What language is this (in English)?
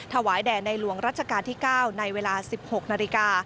Thai